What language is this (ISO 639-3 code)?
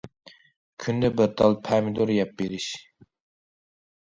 uig